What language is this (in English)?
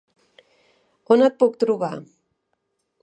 Catalan